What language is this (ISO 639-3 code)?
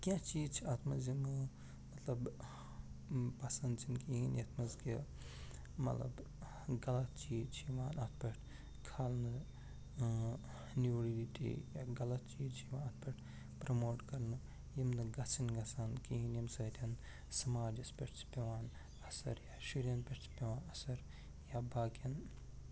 kas